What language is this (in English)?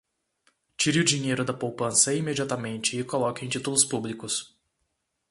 Portuguese